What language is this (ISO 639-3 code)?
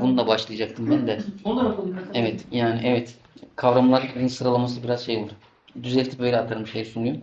tur